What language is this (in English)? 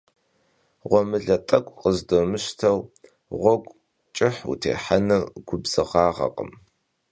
Kabardian